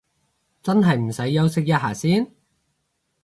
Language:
Cantonese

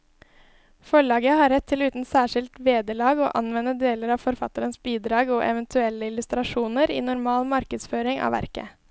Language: Norwegian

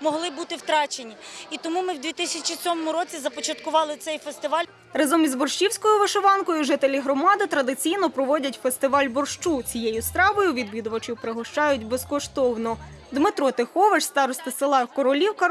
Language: Ukrainian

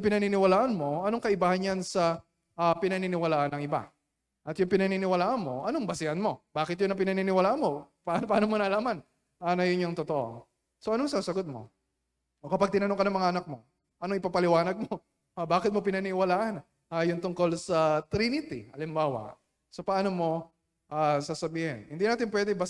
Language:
Filipino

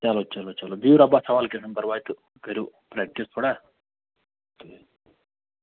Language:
Kashmiri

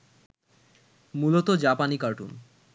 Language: Bangla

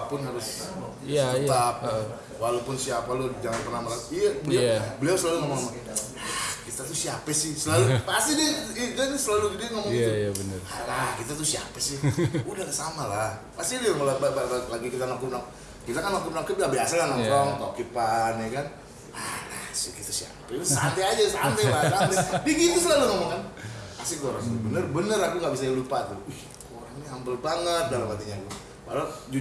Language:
Indonesian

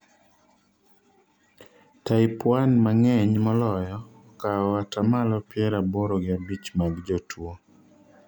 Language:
Luo (Kenya and Tanzania)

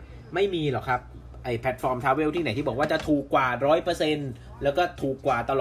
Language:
Thai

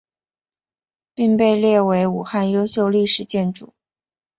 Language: Chinese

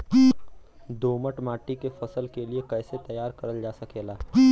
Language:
Bhojpuri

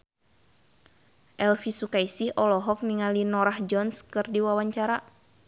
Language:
Sundanese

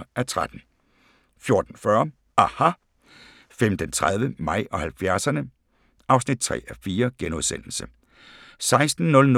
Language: Danish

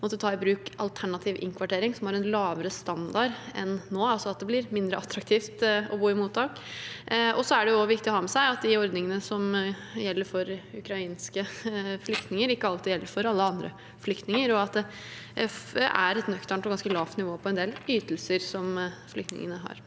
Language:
Norwegian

